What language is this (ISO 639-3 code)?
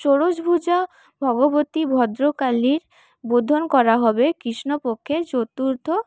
ben